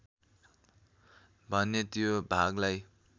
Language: Nepali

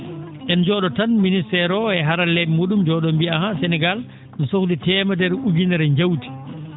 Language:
Fula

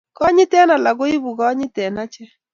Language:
Kalenjin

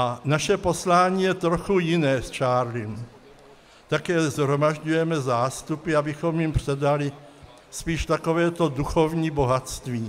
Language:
Czech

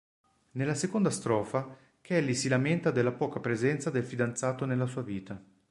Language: Italian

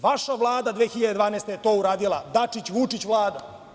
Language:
Serbian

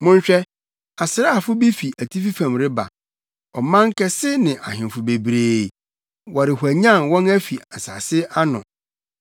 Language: Akan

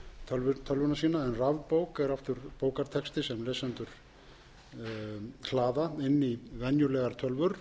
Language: Icelandic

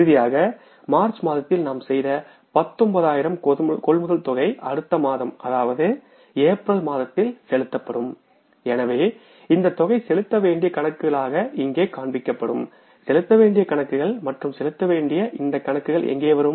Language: Tamil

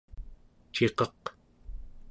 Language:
Central Yupik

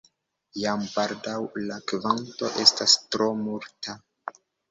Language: Esperanto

